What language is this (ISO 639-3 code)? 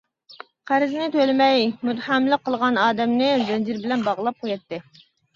uig